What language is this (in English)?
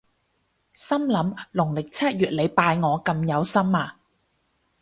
Cantonese